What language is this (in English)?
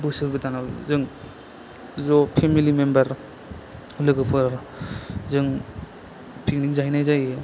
Bodo